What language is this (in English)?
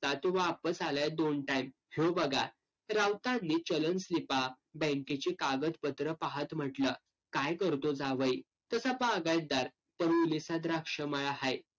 Marathi